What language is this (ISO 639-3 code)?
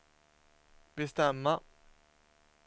swe